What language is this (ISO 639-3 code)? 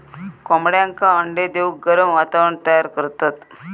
mar